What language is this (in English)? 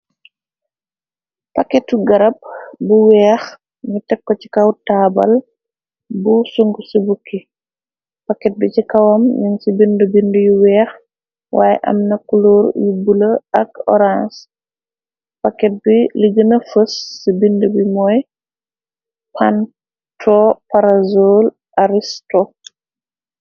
Wolof